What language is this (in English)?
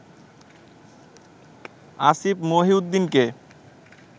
Bangla